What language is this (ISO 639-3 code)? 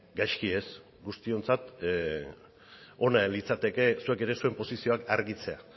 eus